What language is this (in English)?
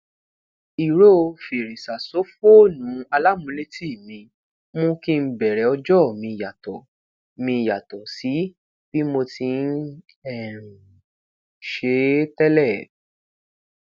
Yoruba